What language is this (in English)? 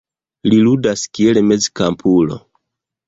Esperanto